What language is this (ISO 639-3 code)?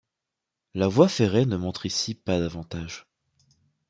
fra